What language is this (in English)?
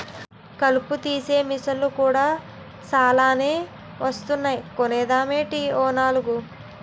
Telugu